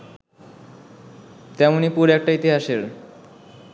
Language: Bangla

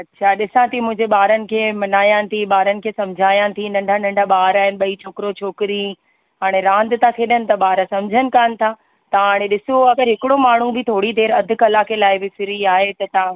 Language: Sindhi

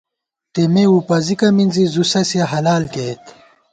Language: Gawar-Bati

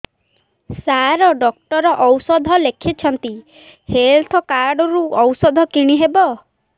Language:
Odia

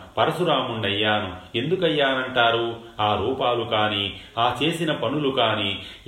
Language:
Telugu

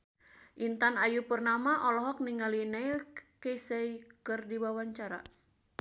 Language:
Sundanese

